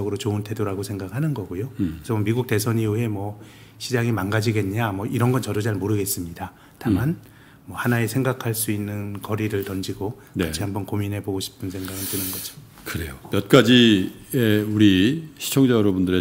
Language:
Korean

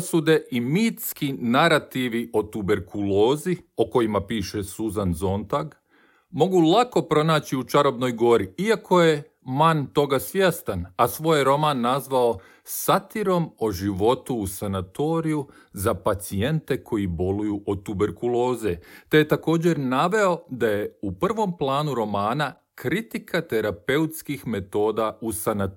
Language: Croatian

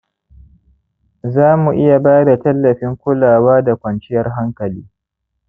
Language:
Hausa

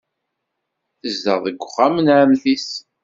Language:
Kabyle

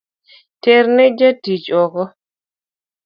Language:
Luo (Kenya and Tanzania)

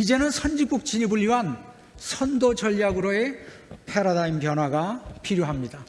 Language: Korean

